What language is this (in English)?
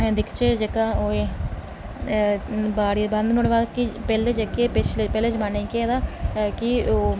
Dogri